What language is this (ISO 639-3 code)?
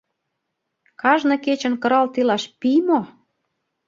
chm